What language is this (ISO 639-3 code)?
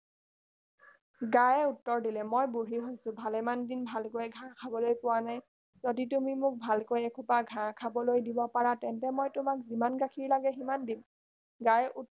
asm